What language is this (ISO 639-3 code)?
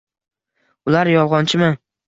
uzb